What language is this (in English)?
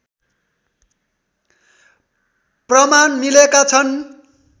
Nepali